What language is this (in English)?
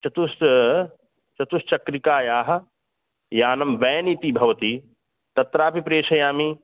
Sanskrit